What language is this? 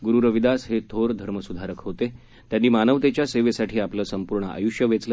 Marathi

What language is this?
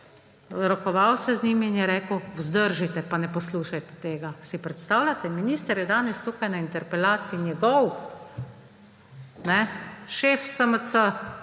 Slovenian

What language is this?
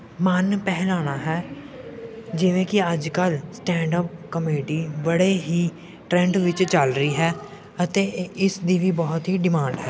Punjabi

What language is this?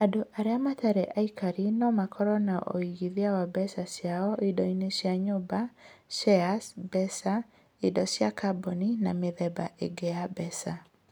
Kikuyu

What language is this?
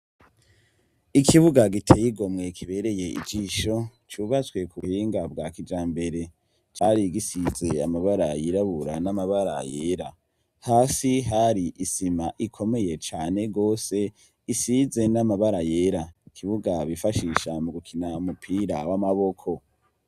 Rundi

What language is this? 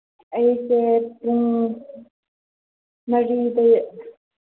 Manipuri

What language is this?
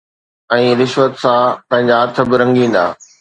Sindhi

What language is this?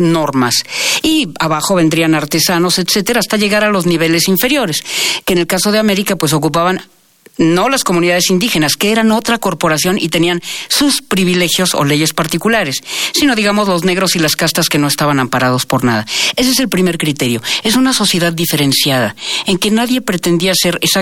Spanish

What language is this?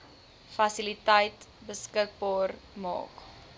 Afrikaans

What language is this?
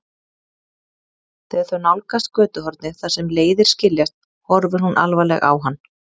Icelandic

